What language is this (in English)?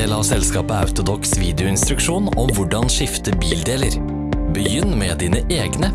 Dutch